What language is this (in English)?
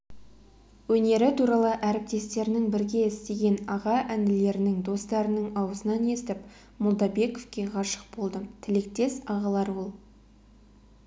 Kazakh